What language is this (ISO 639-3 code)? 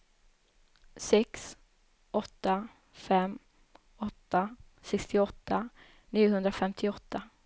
swe